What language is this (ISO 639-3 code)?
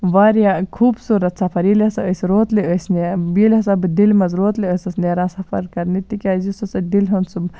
kas